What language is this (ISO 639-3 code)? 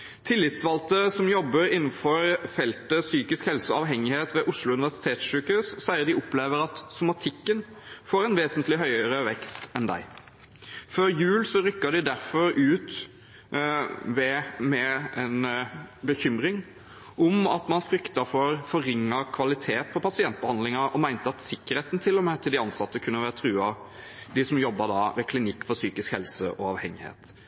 nob